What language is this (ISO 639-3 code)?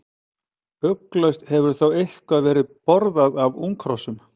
isl